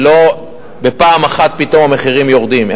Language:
Hebrew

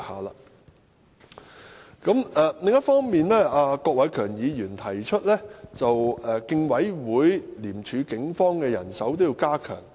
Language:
Cantonese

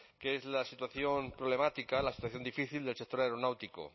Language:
Spanish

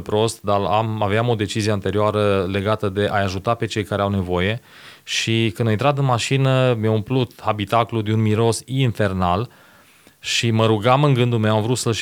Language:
Romanian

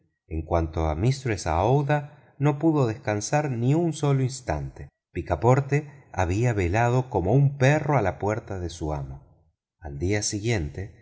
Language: Spanish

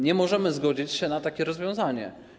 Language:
Polish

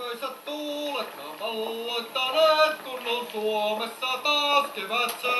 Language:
Arabic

